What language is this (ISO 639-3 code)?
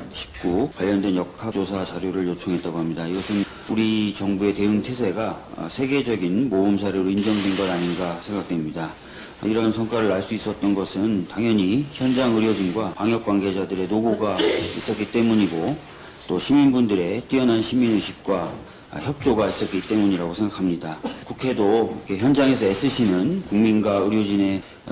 kor